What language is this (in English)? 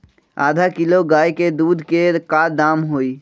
Magahi